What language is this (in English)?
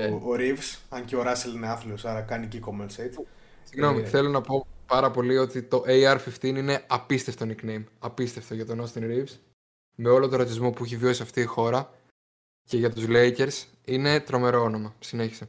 Greek